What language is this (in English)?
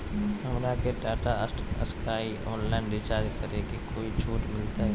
Magahi